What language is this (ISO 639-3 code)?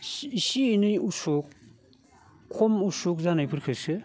brx